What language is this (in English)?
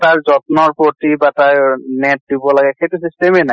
Assamese